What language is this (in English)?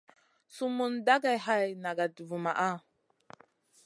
Masana